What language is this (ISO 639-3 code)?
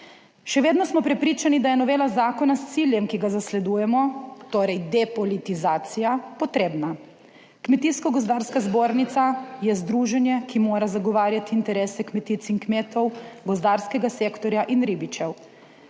slv